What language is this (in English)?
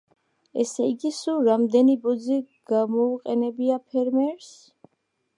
Georgian